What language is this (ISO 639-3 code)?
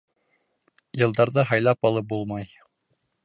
bak